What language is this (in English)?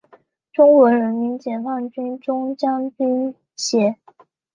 Chinese